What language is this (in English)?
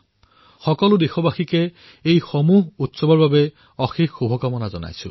Assamese